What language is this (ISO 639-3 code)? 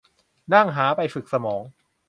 tha